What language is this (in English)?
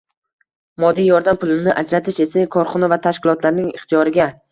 Uzbek